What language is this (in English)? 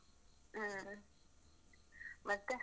Kannada